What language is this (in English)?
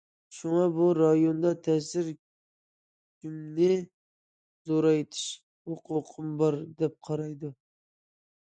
Uyghur